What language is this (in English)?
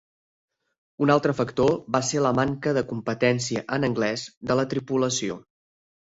Catalan